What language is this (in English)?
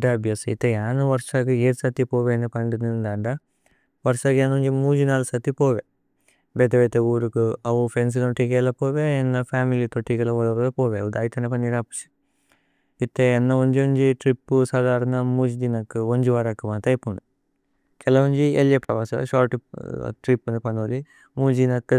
Tulu